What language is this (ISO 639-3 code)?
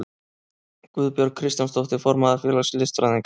isl